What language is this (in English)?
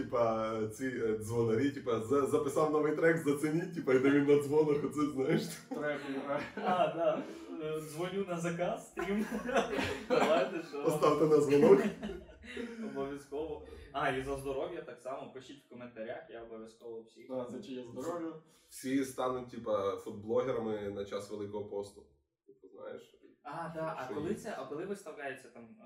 Ukrainian